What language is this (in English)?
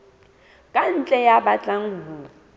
Southern Sotho